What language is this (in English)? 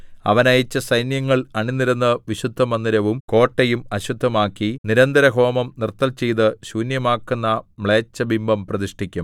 Malayalam